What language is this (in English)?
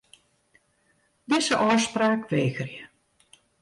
Western Frisian